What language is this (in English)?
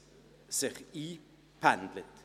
Swiss German